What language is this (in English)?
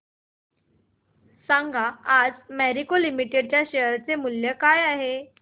Marathi